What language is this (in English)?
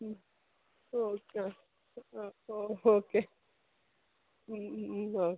Malayalam